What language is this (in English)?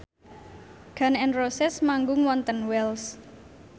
Javanese